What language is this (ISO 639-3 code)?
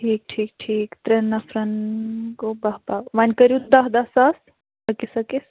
kas